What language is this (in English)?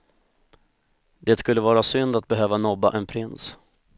Swedish